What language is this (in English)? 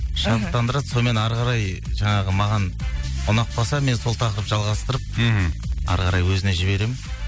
Kazakh